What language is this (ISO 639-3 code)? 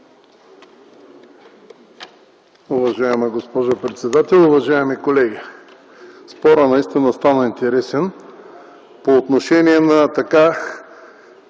bul